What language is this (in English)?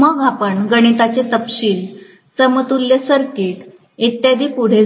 Marathi